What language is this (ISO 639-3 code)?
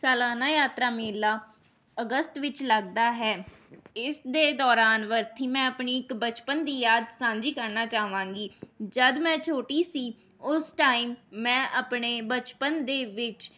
pan